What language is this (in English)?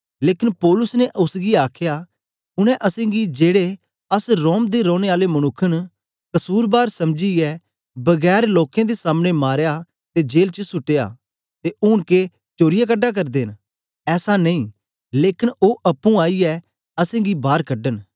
Dogri